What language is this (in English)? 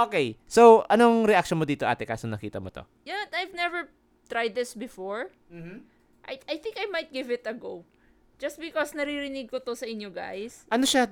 Filipino